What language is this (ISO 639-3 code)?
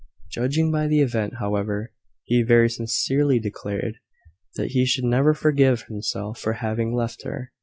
eng